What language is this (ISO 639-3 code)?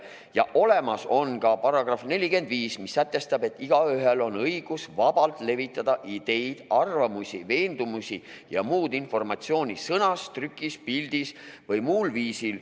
est